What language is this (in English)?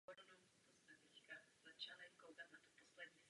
Czech